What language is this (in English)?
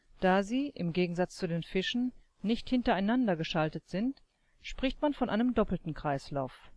German